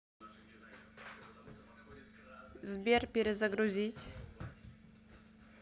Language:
Russian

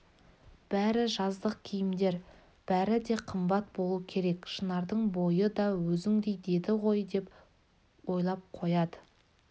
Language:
Kazakh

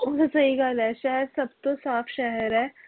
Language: Punjabi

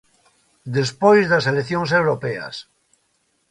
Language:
Galician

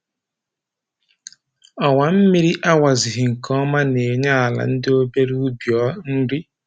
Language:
Igbo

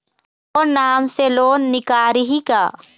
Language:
Chhattisgarhi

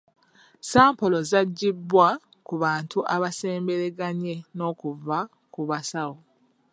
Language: Ganda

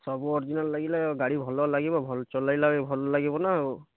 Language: Odia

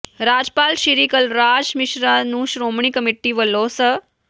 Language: Punjabi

